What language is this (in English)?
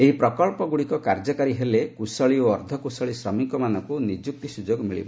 Odia